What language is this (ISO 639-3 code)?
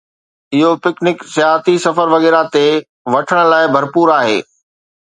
snd